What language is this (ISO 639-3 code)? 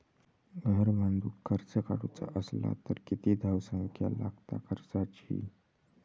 mar